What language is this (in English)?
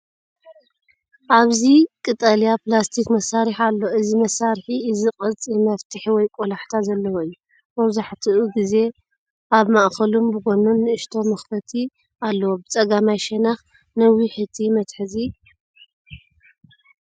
Tigrinya